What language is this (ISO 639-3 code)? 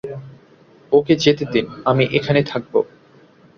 ben